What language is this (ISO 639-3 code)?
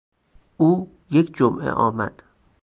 fas